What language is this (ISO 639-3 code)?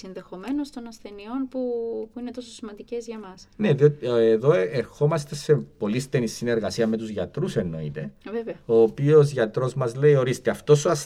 ell